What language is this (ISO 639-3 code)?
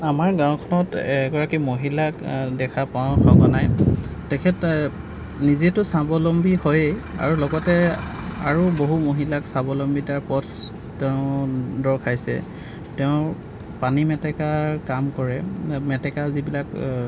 asm